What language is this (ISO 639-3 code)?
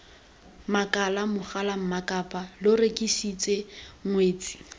tsn